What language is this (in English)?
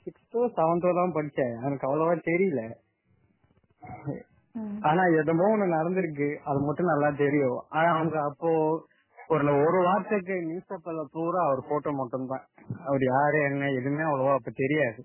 Tamil